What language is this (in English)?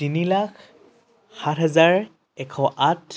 Assamese